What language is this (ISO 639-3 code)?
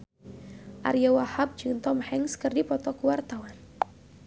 sun